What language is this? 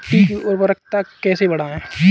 Hindi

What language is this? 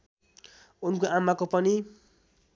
Nepali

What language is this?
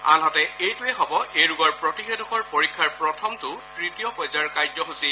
Assamese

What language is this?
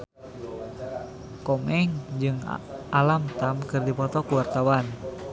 Sundanese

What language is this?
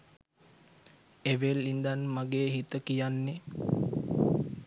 Sinhala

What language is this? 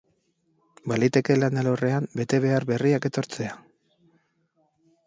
Basque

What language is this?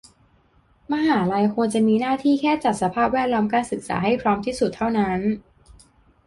Thai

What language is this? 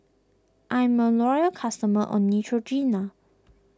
English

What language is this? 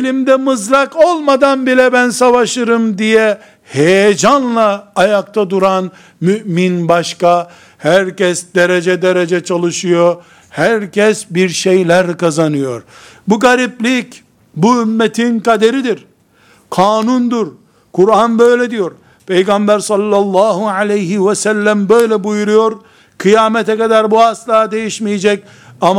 Turkish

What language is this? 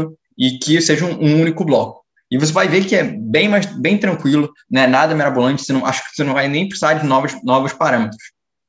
Portuguese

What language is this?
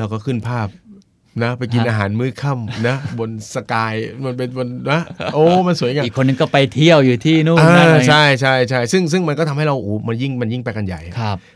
Thai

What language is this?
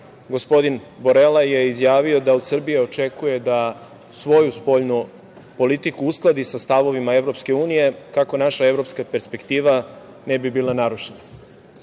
Serbian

